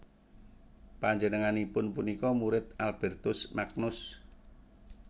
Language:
Javanese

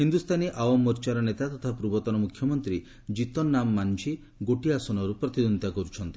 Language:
Odia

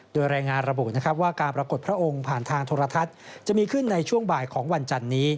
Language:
Thai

